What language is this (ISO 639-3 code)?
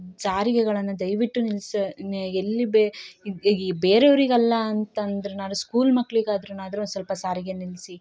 kan